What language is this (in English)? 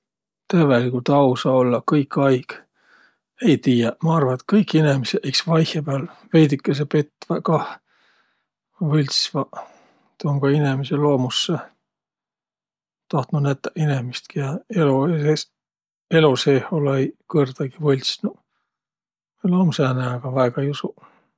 Võro